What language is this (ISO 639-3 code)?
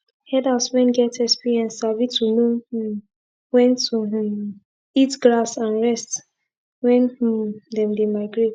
pcm